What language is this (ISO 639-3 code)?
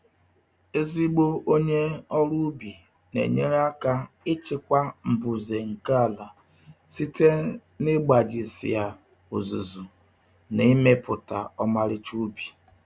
ibo